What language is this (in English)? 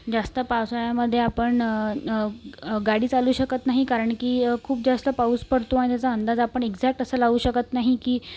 Marathi